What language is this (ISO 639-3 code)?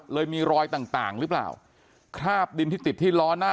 tha